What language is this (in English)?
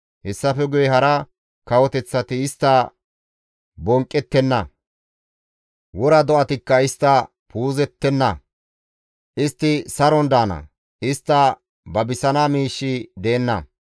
Gamo